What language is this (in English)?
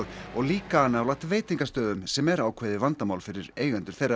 Icelandic